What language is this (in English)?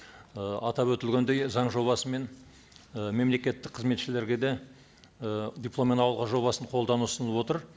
Kazakh